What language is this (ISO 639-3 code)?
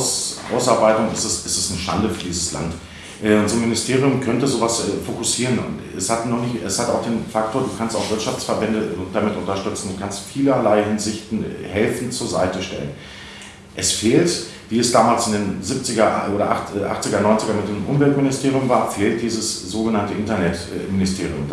deu